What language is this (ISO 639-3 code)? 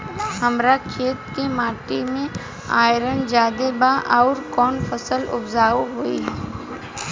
bho